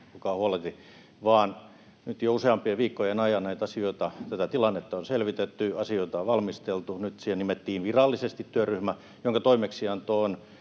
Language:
Finnish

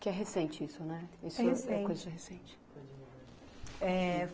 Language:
Portuguese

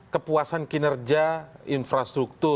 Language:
Indonesian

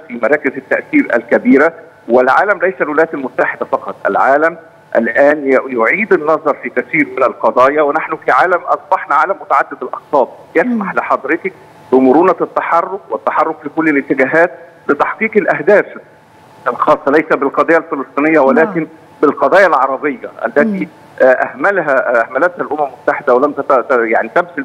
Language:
Arabic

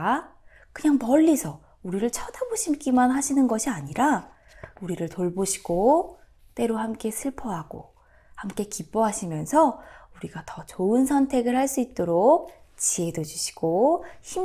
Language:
Korean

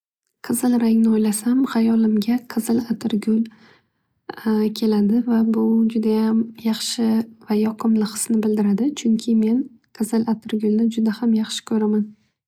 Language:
Uzbek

